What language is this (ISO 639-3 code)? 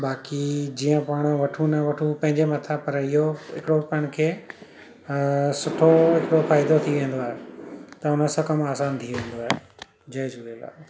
snd